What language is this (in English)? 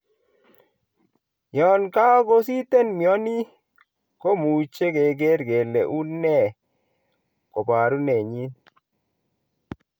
Kalenjin